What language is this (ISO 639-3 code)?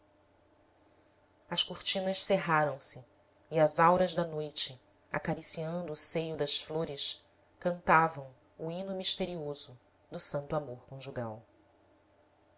por